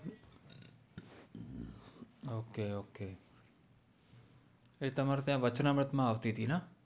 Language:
Gujarati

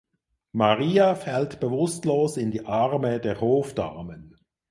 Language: German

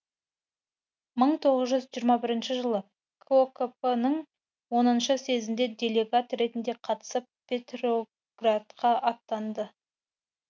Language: Kazakh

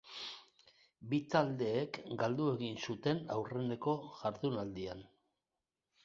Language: Basque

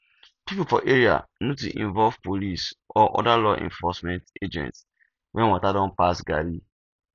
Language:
Nigerian Pidgin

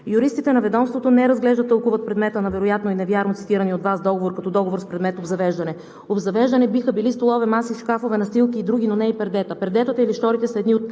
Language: Bulgarian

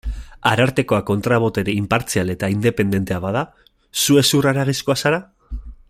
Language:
Basque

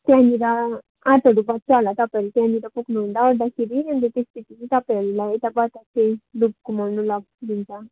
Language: Nepali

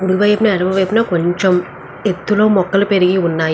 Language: Telugu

